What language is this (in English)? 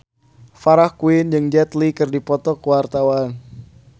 Sundanese